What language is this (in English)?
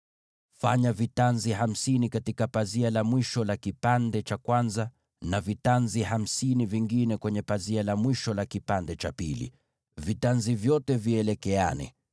Swahili